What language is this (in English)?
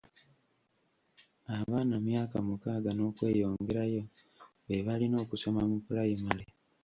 Ganda